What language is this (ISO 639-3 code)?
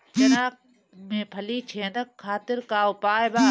bho